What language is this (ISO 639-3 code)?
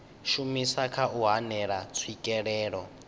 ven